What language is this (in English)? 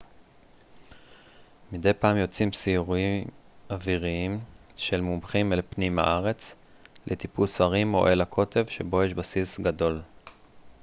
Hebrew